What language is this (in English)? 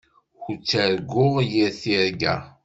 Kabyle